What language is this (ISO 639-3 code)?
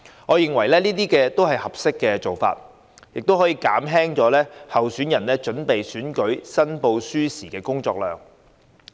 yue